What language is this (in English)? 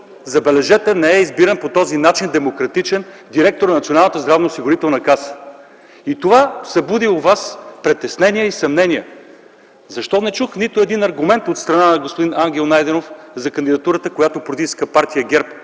Bulgarian